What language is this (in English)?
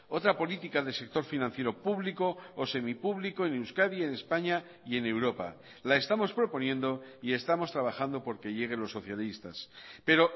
Spanish